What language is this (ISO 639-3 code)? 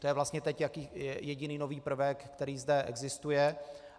ces